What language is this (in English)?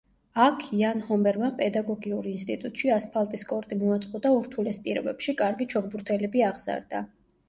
Georgian